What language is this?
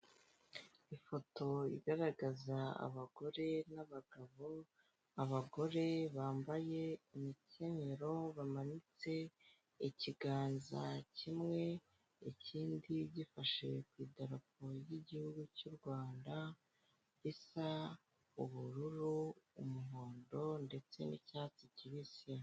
Kinyarwanda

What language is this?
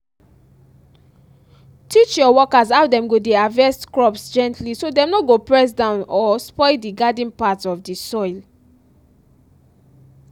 Nigerian Pidgin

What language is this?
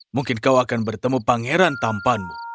Indonesian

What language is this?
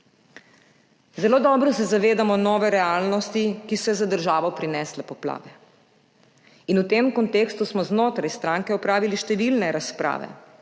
Slovenian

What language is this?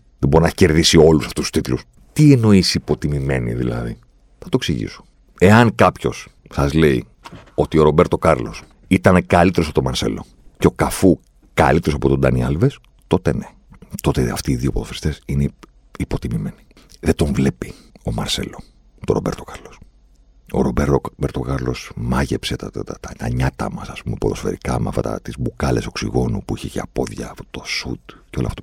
Greek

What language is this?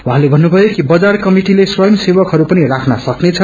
Nepali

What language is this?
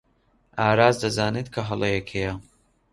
Central Kurdish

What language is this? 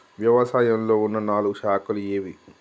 Telugu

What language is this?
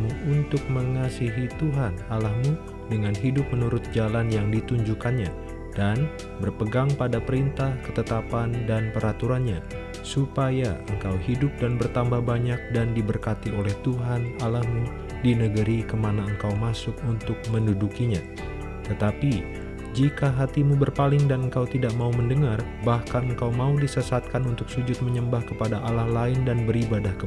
Indonesian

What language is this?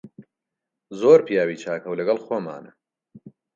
Central Kurdish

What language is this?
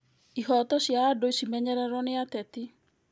Kikuyu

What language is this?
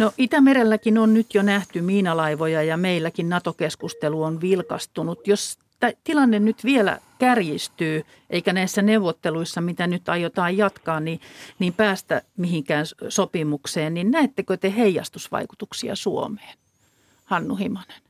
Finnish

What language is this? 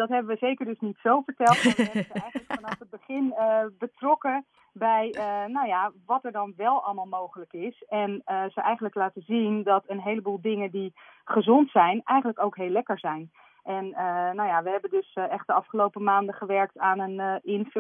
Dutch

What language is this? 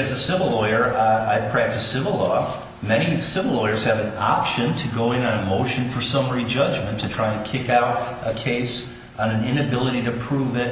English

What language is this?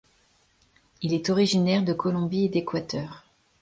French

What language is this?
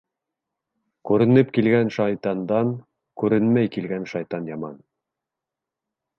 Bashkir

